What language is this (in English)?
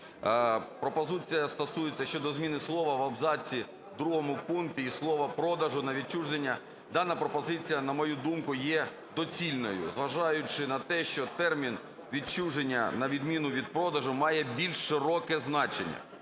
Ukrainian